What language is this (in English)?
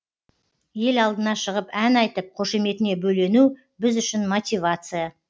Kazakh